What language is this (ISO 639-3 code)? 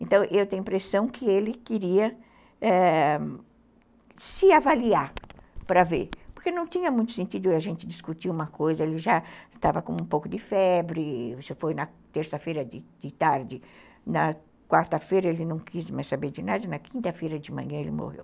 por